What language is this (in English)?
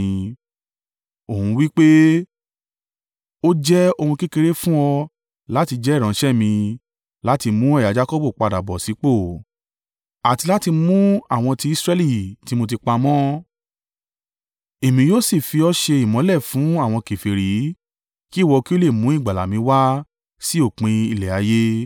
Yoruba